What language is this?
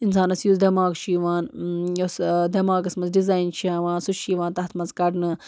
Kashmiri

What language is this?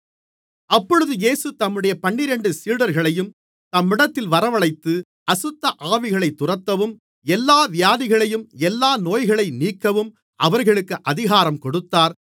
Tamil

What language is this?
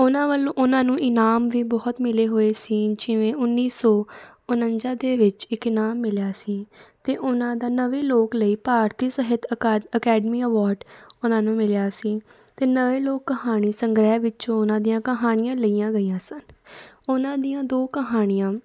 Punjabi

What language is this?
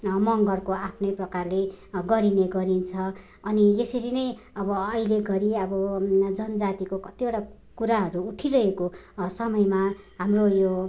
Nepali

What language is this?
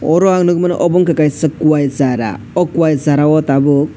Kok Borok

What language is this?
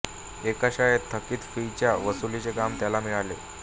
Marathi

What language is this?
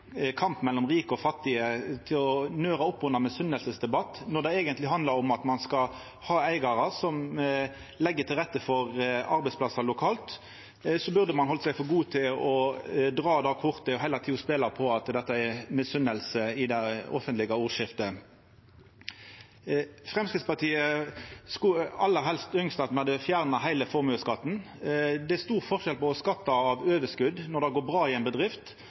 Norwegian Nynorsk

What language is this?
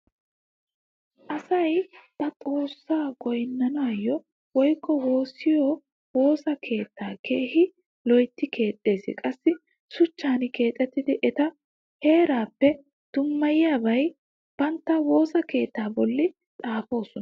Wolaytta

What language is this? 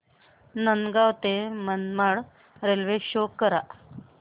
Marathi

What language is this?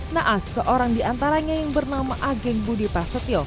Indonesian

